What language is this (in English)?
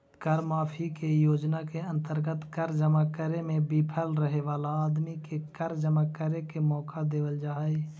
Magahi